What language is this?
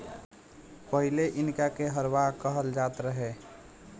Bhojpuri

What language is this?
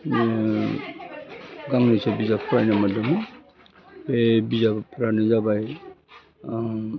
Bodo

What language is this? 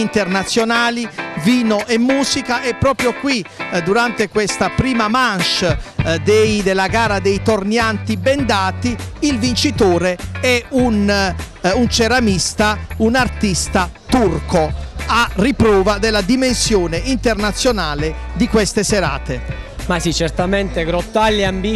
Italian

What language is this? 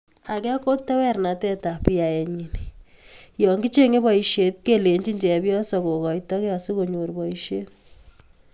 Kalenjin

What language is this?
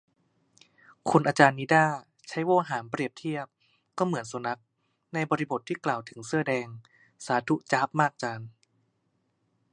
Thai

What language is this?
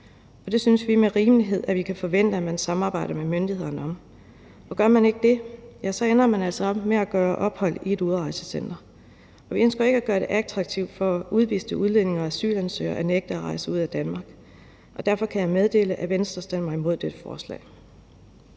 Danish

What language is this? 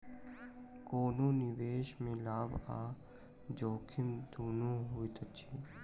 Maithili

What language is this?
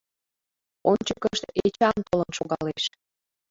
Mari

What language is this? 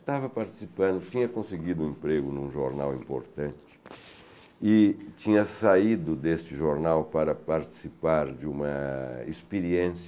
Portuguese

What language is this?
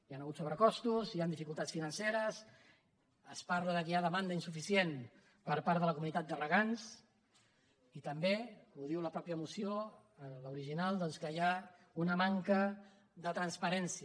Catalan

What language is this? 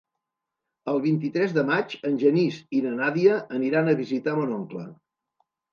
Catalan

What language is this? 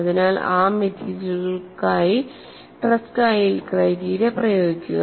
Malayalam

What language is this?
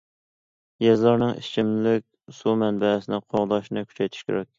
Uyghur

